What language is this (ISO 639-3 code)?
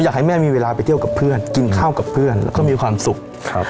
tha